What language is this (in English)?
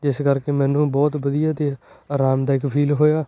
Punjabi